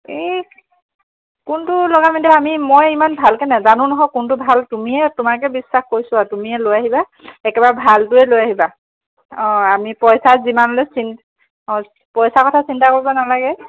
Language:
Assamese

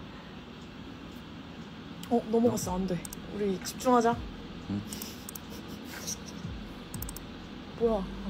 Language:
Korean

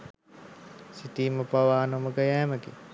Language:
Sinhala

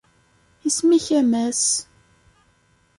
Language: Kabyle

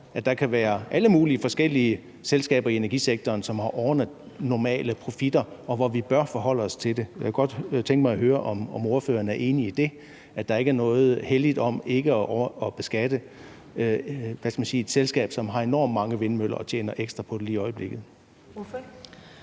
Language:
Danish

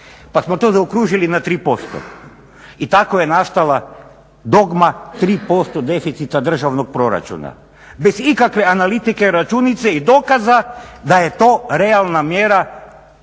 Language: Croatian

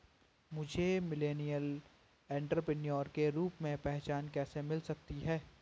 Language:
Hindi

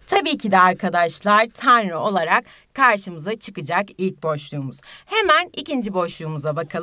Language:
Turkish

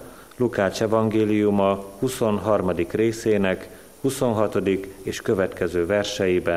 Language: Hungarian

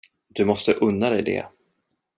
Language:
Swedish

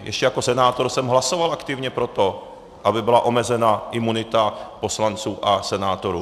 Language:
Czech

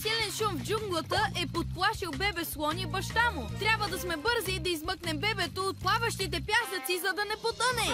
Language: Bulgarian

